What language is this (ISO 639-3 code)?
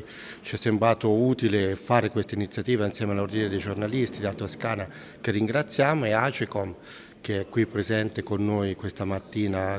ita